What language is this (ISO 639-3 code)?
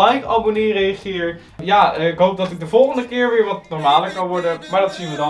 nld